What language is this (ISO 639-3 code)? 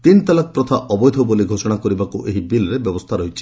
ori